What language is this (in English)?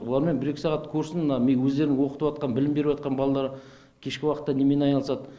Kazakh